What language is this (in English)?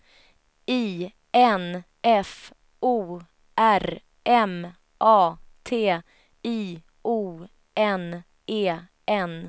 Swedish